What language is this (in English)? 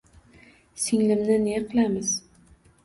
Uzbek